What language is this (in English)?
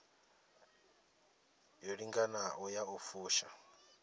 Venda